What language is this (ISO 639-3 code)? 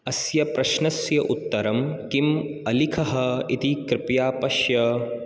san